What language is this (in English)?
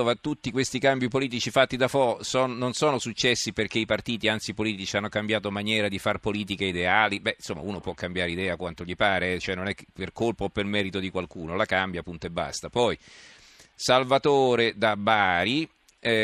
Italian